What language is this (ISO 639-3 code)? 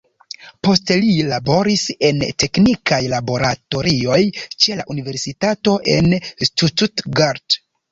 epo